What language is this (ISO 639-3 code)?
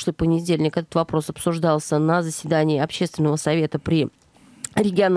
rus